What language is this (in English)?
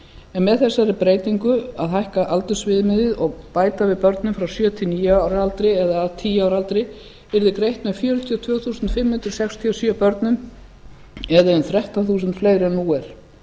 Icelandic